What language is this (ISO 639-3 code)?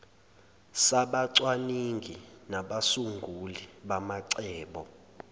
zul